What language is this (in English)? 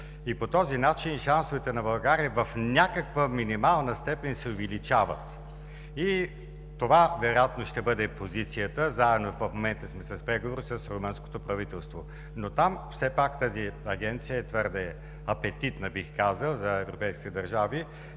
Bulgarian